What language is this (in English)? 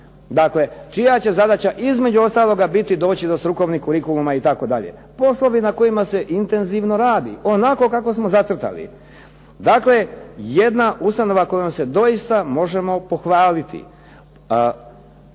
Croatian